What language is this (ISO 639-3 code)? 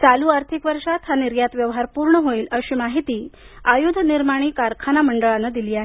mar